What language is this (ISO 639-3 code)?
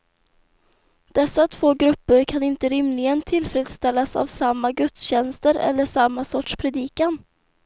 swe